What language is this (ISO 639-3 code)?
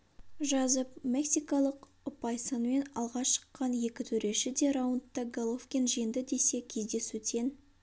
kaz